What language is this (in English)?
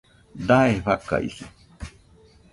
Nüpode Huitoto